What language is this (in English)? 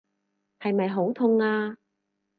Cantonese